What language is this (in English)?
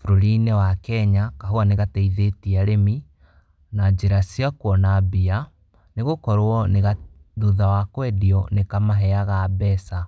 Kikuyu